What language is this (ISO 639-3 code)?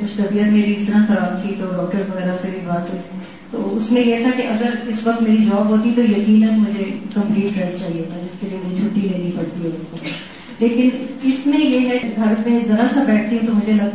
urd